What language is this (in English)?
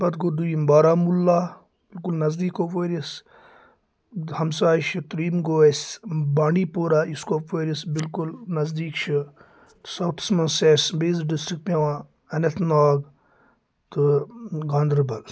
Kashmiri